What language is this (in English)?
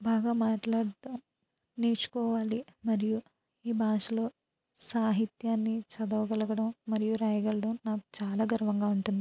Telugu